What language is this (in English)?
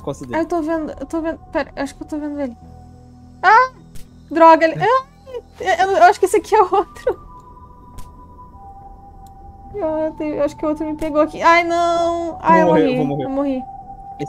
Portuguese